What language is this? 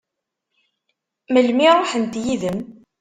Kabyle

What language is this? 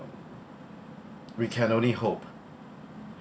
English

